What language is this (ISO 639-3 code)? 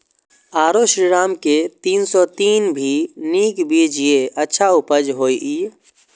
mai